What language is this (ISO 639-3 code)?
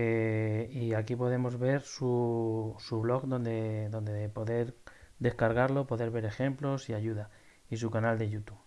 spa